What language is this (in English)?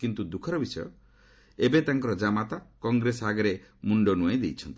Odia